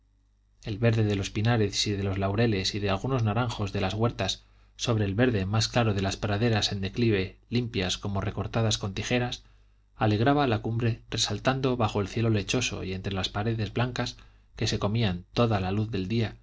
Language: Spanish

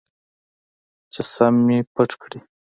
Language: Pashto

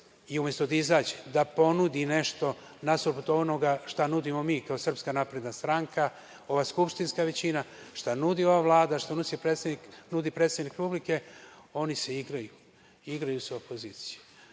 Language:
Serbian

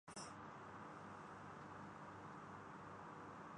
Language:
Urdu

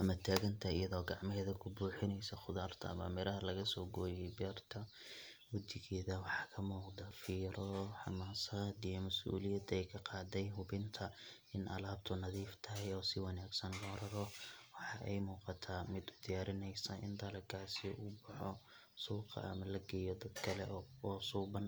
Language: Somali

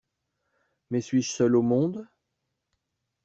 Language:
French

